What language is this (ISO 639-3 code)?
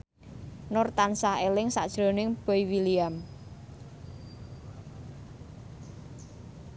jav